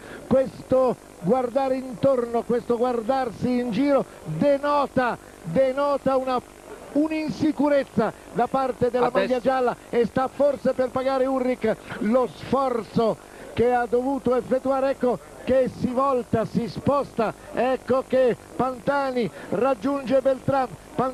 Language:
Italian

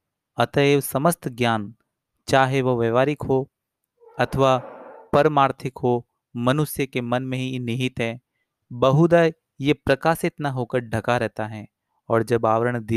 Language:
Hindi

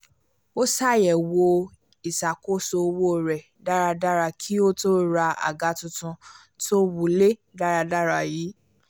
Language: Yoruba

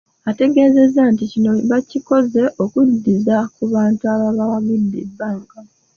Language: Ganda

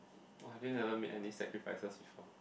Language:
English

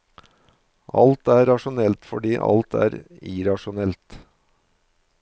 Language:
Norwegian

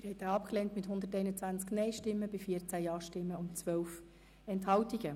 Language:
Swiss German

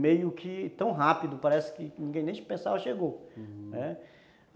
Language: Portuguese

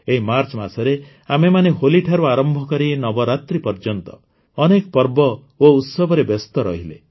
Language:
Odia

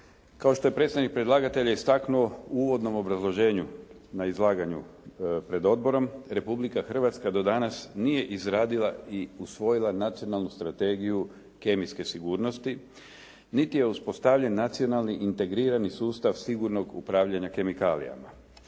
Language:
Croatian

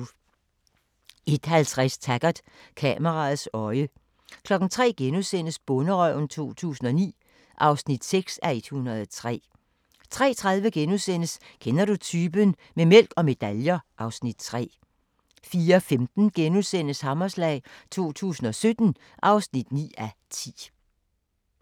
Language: Danish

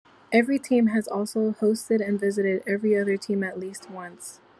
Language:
English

